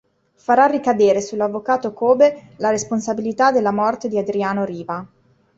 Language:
Italian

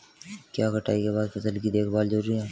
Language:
Hindi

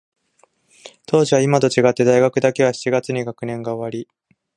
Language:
Japanese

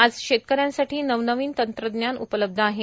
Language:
Marathi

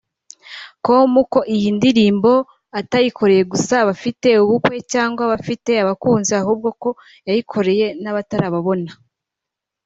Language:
Kinyarwanda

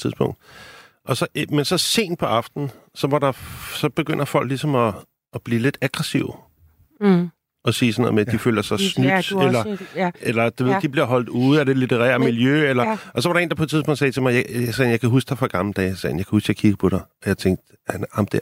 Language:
Danish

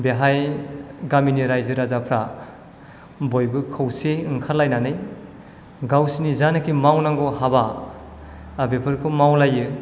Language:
Bodo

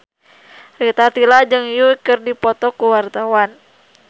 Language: Sundanese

